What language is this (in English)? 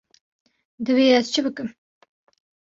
Kurdish